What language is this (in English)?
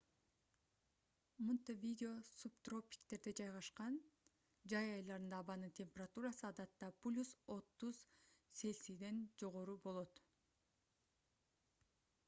Kyrgyz